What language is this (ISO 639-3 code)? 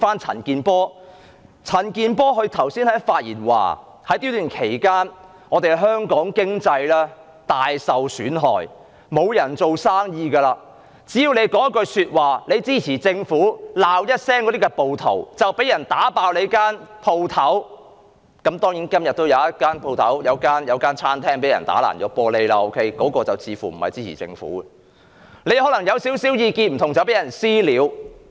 yue